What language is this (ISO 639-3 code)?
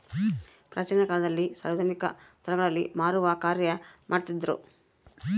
kan